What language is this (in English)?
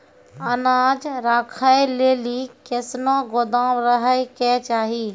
Maithili